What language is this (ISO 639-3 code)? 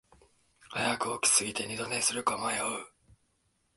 jpn